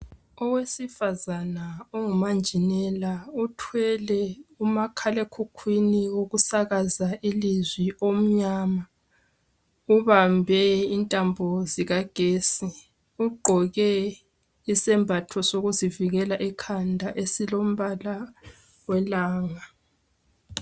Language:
North Ndebele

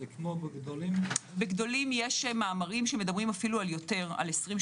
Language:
Hebrew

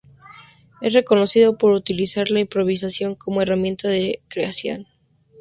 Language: Spanish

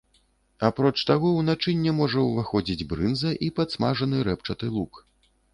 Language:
Belarusian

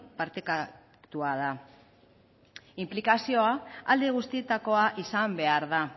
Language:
Basque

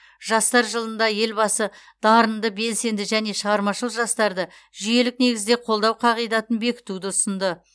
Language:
Kazakh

